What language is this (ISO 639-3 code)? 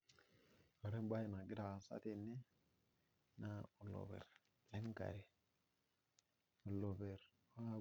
mas